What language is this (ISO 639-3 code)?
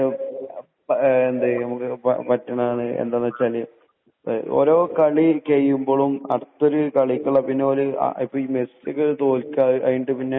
mal